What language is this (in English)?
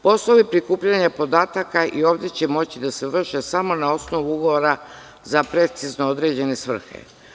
Serbian